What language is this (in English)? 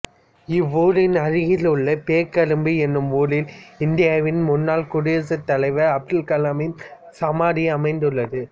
Tamil